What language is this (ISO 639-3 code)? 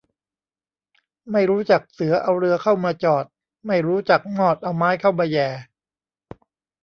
tha